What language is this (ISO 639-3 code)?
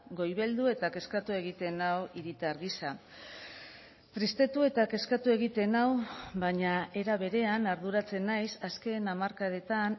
eus